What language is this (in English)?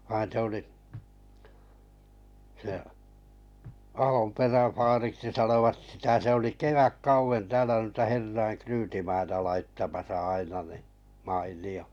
Finnish